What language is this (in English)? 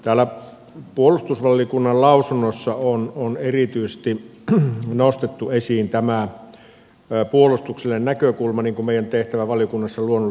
Finnish